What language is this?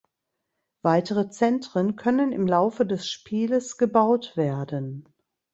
German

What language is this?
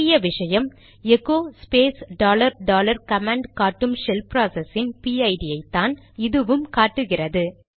Tamil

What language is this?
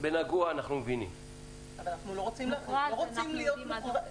Hebrew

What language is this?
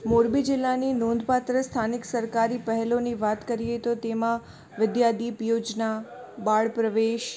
Gujarati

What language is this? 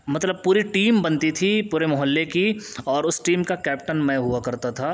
Urdu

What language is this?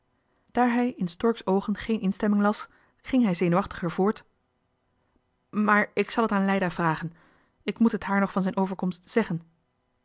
Dutch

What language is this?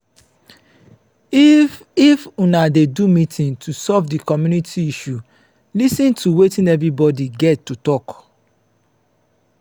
Nigerian Pidgin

